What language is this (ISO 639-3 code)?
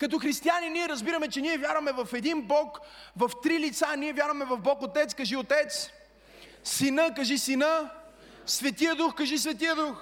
bul